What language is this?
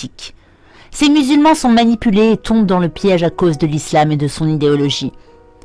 French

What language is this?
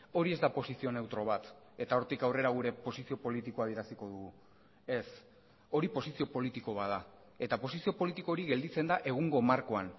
Basque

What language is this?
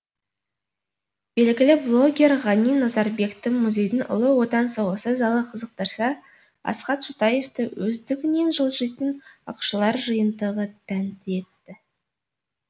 Kazakh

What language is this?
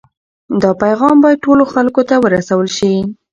Pashto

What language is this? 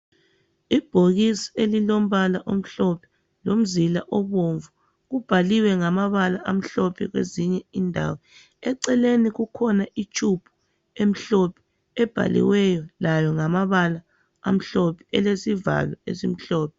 North Ndebele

